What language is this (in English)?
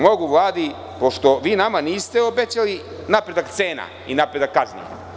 Serbian